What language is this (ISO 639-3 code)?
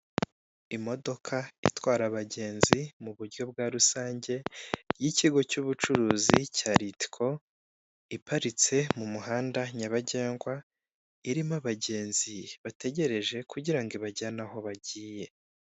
kin